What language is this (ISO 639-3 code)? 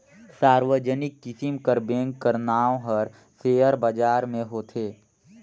hne